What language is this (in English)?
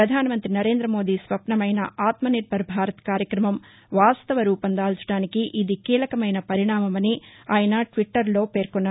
Telugu